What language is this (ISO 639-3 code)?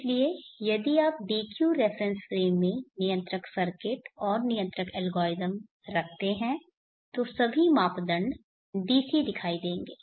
hin